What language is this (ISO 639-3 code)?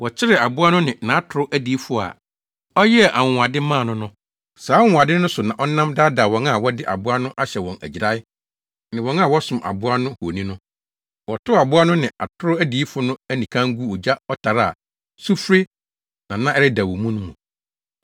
aka